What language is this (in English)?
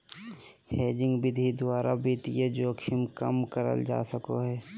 Magahi